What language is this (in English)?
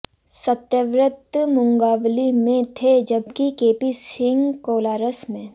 Hindi